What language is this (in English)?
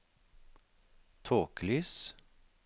Norwegian